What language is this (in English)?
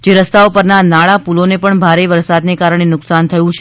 Gujarati